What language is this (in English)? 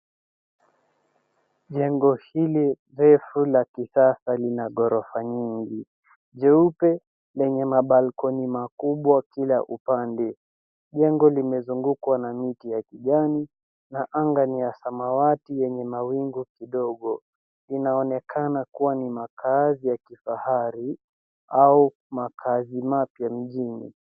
Swahili